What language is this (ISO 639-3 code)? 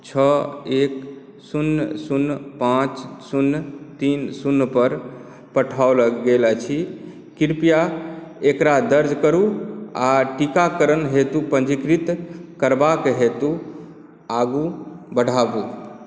mai